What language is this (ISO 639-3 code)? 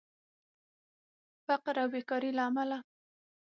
pus